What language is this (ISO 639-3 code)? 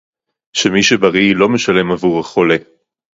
heb